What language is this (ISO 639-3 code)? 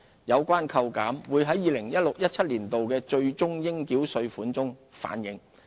yue